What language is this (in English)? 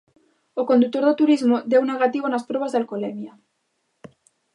Galician